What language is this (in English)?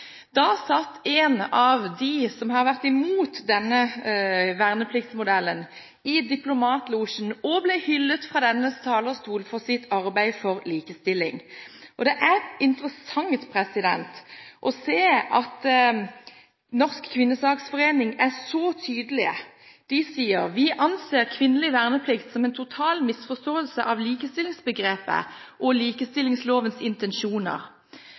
Norwegian Bokmål